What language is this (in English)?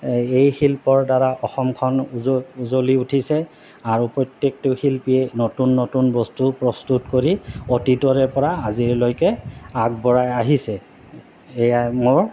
Assamese